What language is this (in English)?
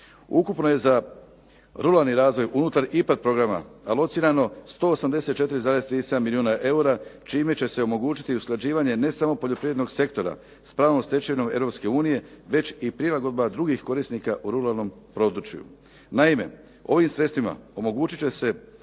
Croatian